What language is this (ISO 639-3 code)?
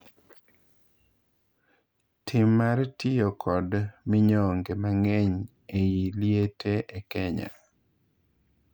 luo